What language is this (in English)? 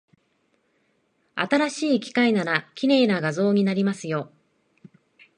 Japanese